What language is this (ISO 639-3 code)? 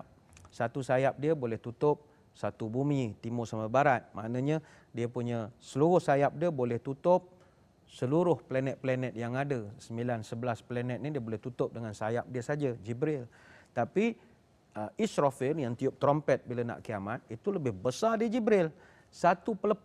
msa